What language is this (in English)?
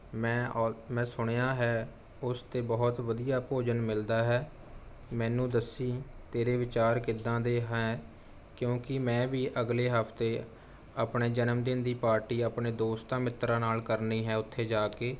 Punjabi